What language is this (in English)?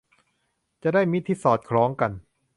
Thai